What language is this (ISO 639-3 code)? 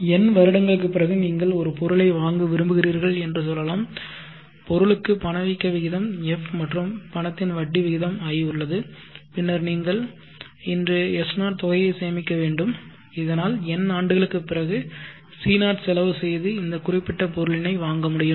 tam